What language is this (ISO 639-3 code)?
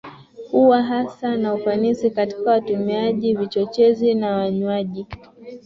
swa